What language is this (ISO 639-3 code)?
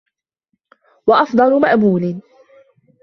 ara